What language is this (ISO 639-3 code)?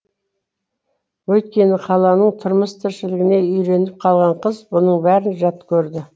kaz